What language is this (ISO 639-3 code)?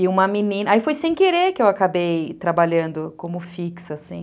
por